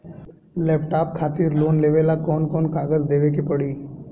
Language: Bhojpuri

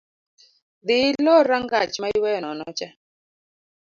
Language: Luo (Kenya and Tanzania)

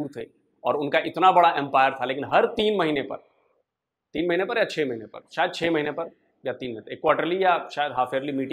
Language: Hindi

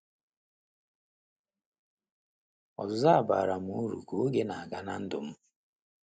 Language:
Igbo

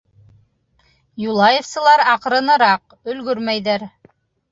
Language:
Bashkir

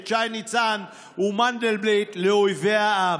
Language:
Hebrew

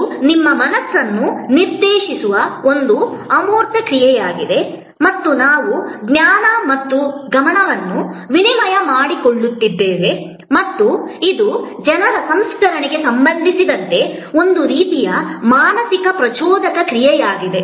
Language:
Kannada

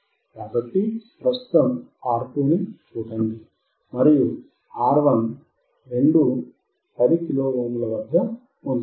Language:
Telugu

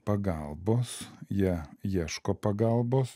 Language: Lithuanian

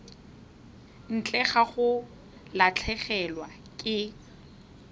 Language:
Tswana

